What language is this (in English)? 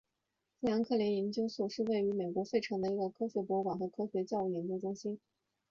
Chinese